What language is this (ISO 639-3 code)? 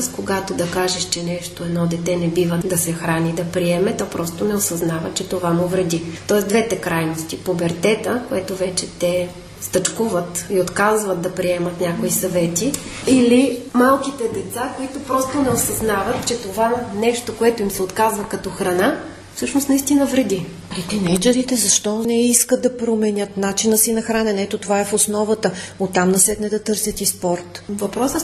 bul